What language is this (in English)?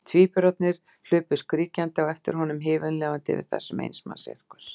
Icelandic